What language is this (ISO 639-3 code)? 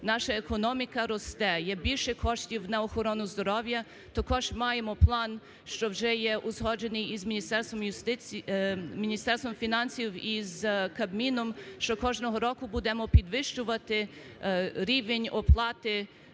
ukr